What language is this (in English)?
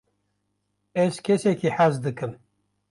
Kurdish